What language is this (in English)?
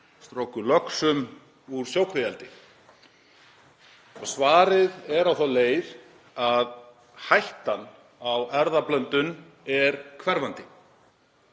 Icelandic